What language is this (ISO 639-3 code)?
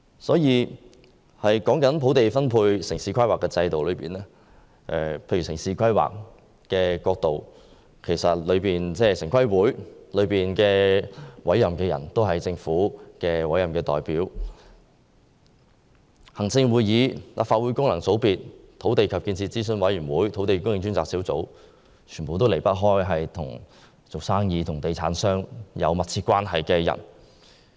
yue